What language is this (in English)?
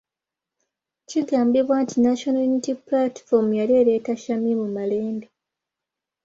Ganda